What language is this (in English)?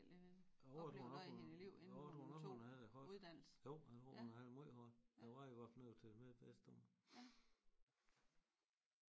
Danish